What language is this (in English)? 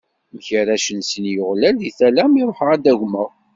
Kabyle